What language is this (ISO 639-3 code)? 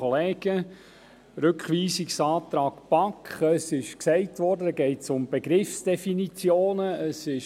gsw